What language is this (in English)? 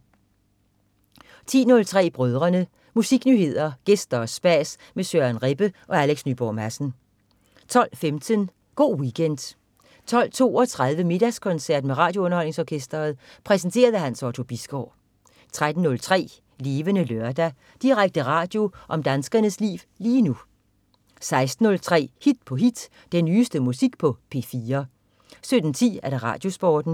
Danish